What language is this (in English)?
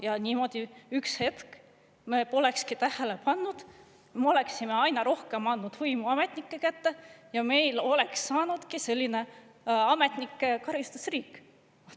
Estonian